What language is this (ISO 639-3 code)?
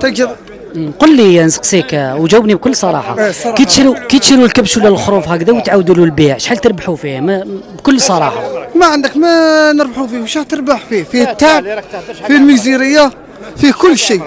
ara